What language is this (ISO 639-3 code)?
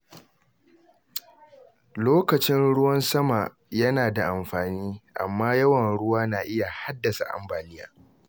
hau